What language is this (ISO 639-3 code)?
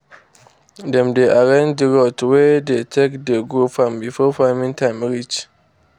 pcm